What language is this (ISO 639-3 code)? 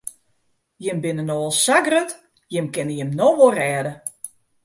fry